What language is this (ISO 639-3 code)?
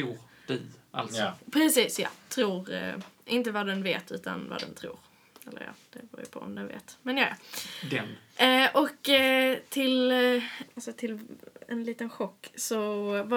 swe